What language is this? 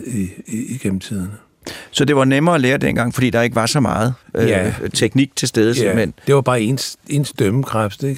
Danish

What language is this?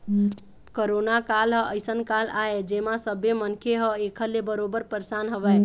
Chhattisgarhi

